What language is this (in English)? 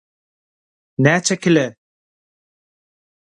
Turkmen